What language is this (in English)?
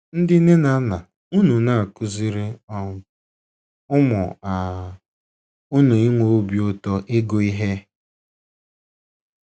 Igbo